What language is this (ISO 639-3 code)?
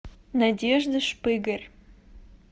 rus